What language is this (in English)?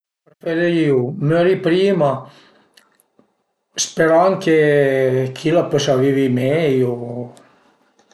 Piedmontese